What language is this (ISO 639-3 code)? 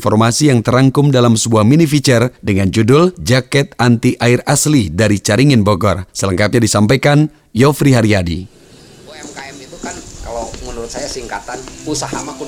ind